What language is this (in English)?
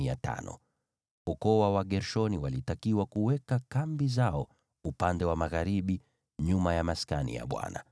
Swahili